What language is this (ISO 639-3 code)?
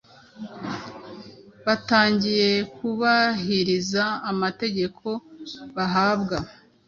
kin